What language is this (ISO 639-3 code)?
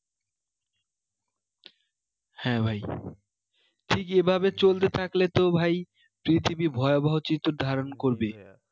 ben